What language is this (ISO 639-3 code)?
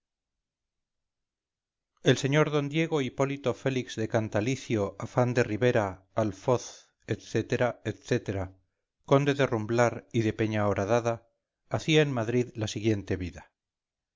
spa